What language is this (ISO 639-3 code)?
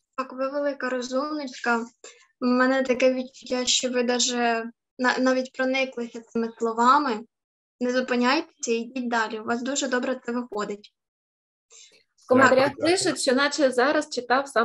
ukr